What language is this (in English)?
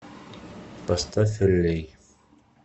Russian